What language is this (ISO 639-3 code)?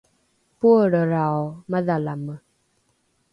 dru